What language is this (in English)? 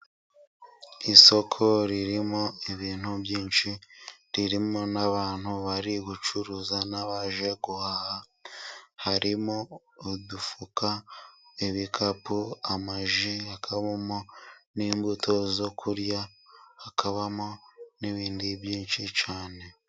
Kinyarwanda